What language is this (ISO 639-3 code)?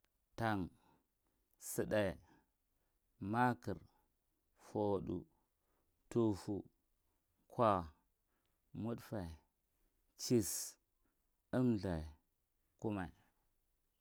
mrt